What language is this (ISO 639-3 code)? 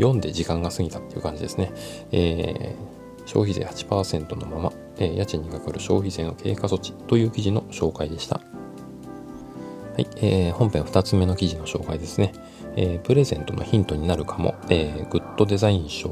jpn